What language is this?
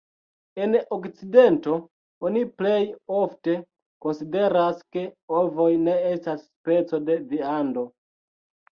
Esperanto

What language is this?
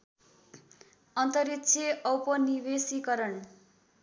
Nepali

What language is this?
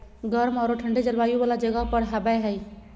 Magahi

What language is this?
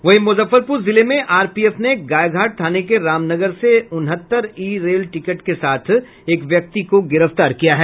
Hindi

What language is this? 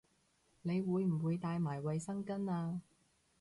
Cantonese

